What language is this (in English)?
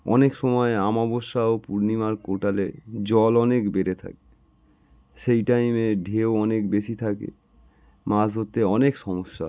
Bangla